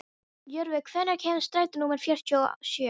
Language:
Icelandic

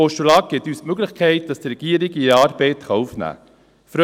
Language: Swiss German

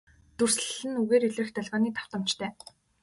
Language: Mongolian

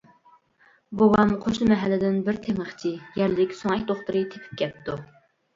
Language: Uyghur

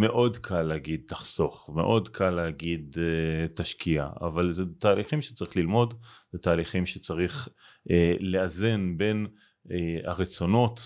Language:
Hebrew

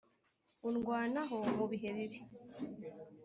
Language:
Kinyarwanda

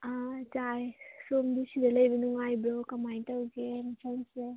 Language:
Manipuri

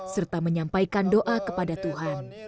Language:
Indonesian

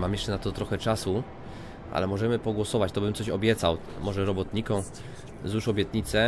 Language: Polish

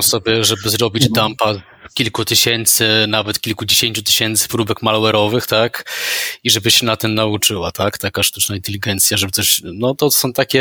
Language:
Polish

